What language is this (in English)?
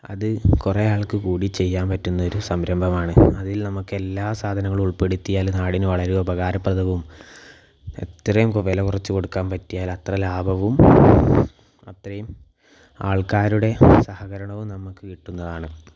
Malayalam